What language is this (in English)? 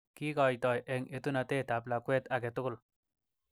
Kalenjin